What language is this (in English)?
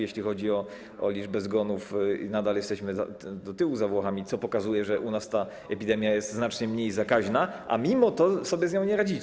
Polish